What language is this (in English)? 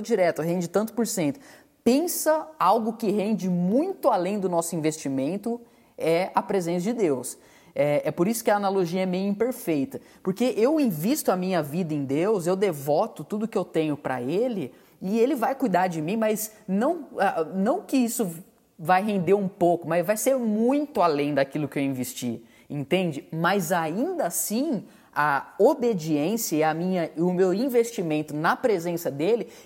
Portuguese